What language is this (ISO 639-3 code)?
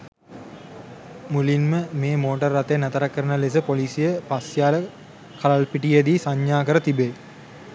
sin